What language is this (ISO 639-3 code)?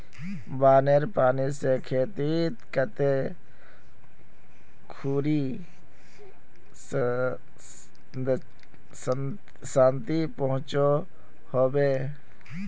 mag